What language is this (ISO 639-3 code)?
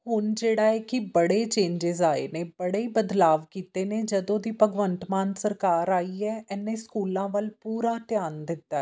pan